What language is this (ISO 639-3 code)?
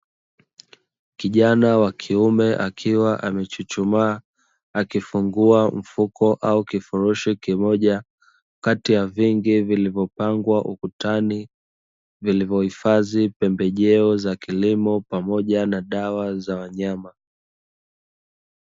swa